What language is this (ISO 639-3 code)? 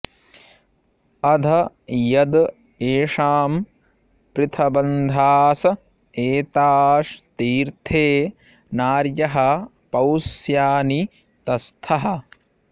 san